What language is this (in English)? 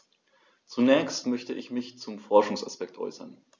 German